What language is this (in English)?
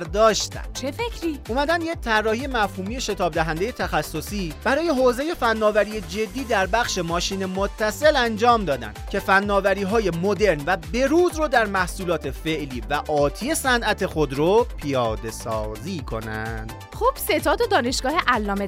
Persian